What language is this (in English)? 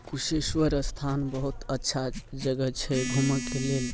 Maithili